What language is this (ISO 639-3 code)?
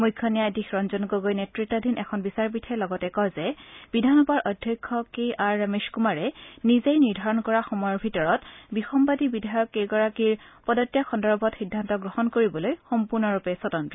asm